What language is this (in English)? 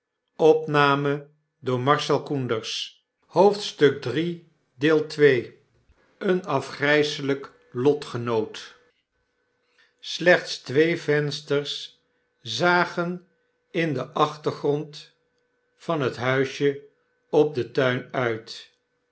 Dutch